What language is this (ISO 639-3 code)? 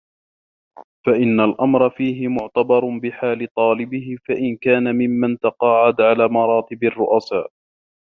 ara